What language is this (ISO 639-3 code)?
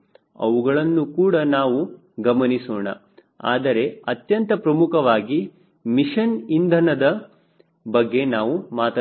kan